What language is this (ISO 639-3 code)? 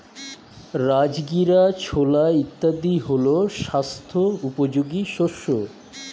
ben